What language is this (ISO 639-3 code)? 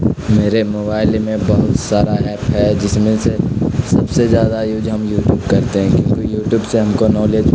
urd